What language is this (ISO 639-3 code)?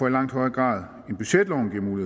dan